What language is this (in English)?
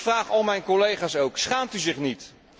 Dutch